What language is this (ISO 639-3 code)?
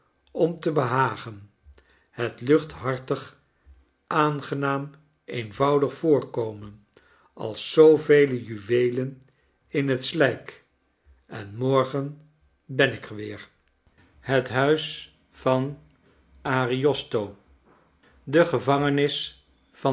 nld